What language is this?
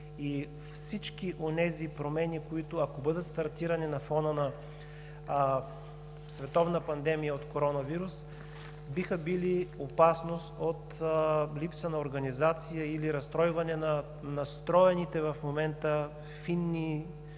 Bulgarian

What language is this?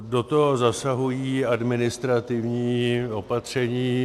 Czech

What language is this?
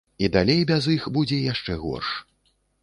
Belarusian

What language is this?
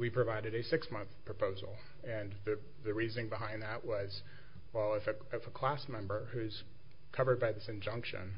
English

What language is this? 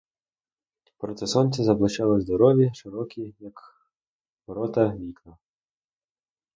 Ukrainian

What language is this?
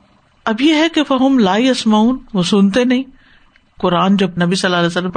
Urdu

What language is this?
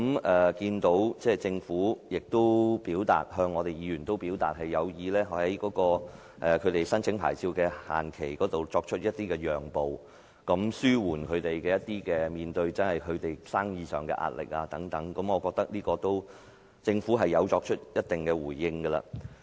Cantonese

